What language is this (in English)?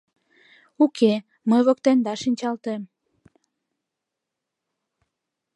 Mari